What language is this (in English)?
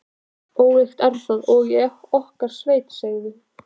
Icelandic